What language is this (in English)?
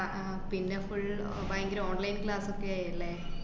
Malayalam